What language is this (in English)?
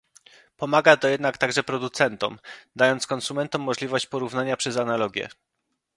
Polish